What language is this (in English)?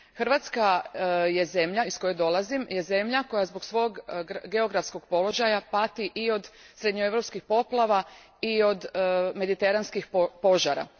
Croatian